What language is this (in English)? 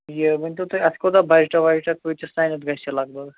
Kashmiri